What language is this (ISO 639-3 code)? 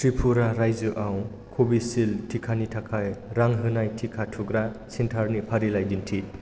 brx